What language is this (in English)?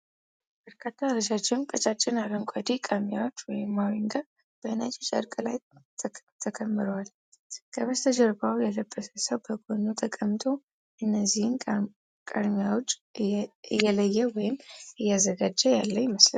Amharic